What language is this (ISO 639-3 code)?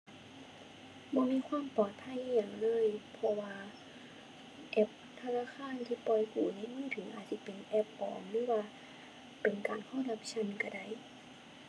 tha